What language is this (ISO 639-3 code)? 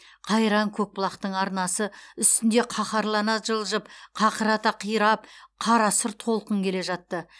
kaz